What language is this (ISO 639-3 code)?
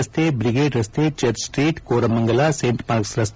kan